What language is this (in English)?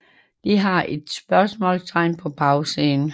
Danish